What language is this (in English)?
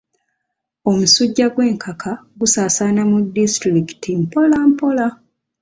Ganda